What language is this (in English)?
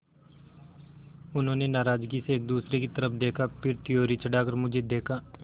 Hindi